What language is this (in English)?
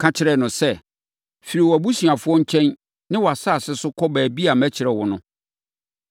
Akan